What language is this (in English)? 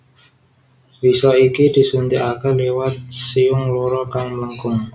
Javanese